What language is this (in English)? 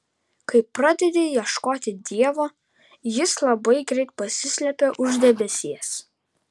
Lithuanian